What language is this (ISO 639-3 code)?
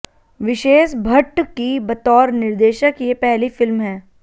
hin